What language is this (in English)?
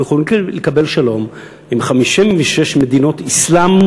Hebrew